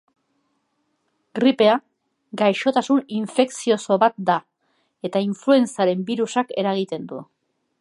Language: Basque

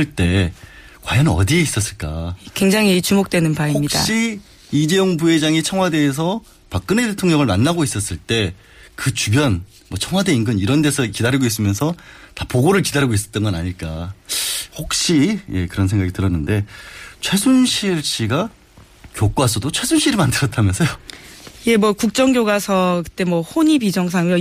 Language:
Korean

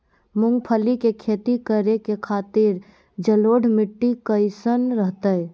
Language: Magahi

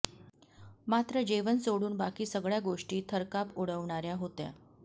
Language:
Marathi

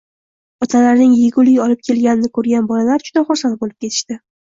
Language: Uzbek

